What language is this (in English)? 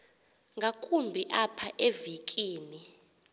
Xhosa